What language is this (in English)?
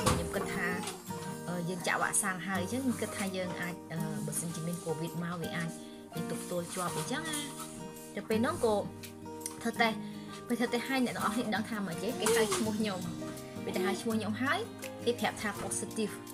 Vietnamese